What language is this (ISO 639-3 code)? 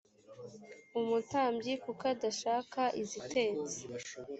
kin